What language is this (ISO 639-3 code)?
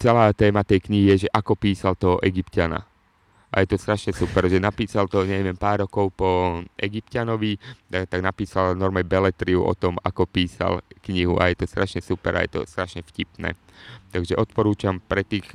slk